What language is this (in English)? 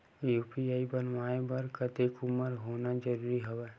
Chhattisgarhi